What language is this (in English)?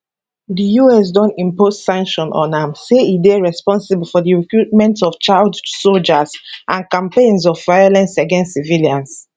Nigerian Pidgin